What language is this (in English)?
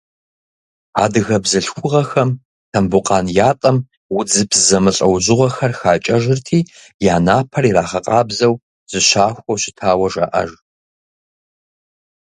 Kabardian